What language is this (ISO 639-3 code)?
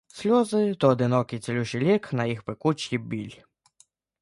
ukr